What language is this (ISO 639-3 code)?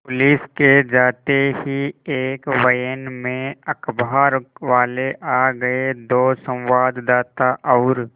hin